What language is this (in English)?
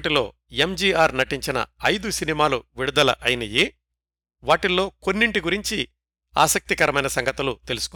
Telugu